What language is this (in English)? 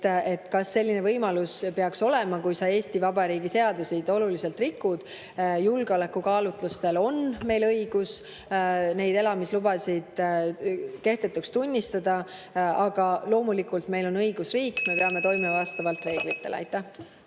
Estonian